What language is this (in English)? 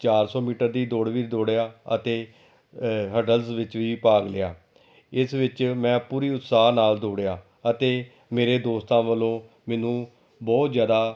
Punjabi